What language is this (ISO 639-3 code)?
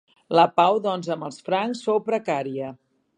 cat